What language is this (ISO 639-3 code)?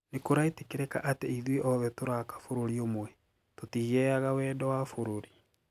kik